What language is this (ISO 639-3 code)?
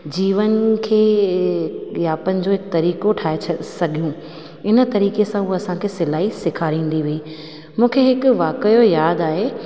snd